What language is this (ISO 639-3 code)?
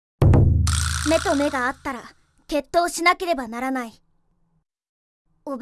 jpn